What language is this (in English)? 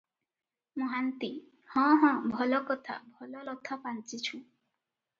Odia